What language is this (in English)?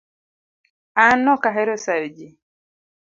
Luo (Kenya and Tanzania)